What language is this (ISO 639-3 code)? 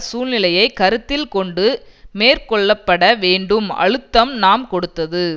tam